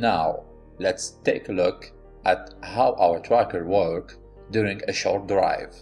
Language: English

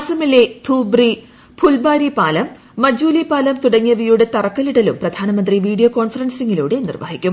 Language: Malayalam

